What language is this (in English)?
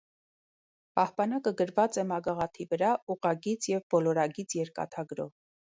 Armenian